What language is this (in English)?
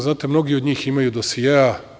Serbian